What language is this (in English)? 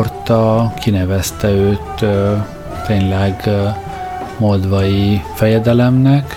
Hungarian